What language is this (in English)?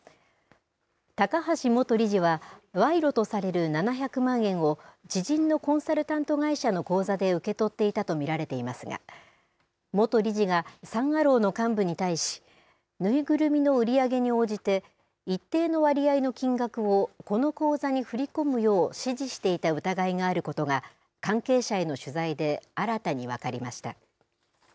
Japanese